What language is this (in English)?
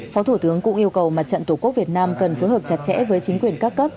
Vietnamese